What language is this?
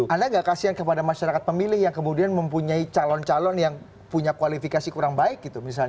Indonesian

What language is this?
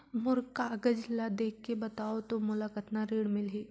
Chhattisgarhi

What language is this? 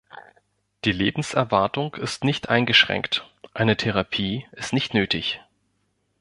German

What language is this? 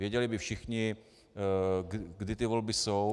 Czech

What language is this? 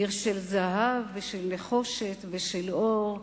Hebrew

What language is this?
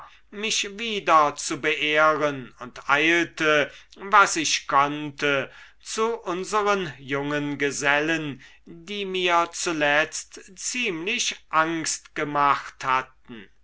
German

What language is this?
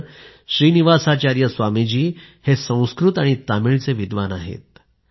Marathi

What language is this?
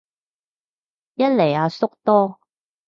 Cantonese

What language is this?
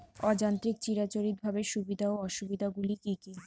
Bangla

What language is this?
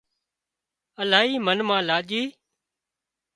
Wadiyara Koli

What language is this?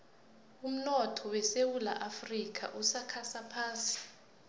South Ndebele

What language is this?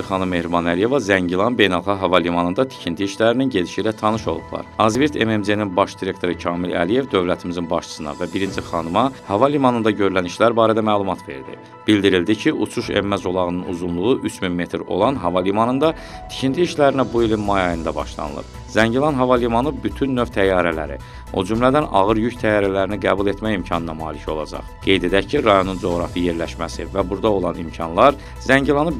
Turkish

